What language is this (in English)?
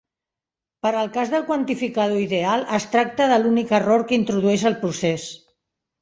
Catalan